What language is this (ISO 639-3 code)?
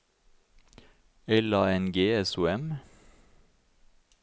nor